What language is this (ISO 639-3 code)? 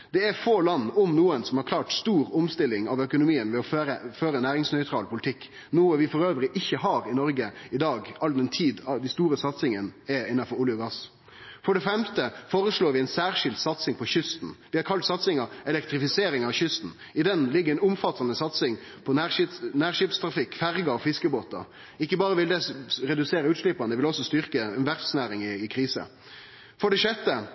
nno